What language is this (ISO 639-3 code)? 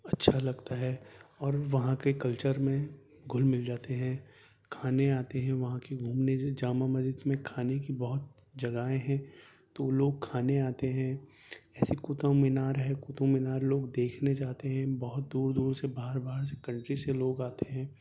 urd